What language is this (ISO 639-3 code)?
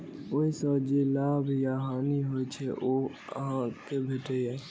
mai